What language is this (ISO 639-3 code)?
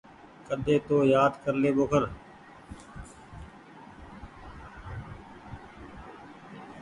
gig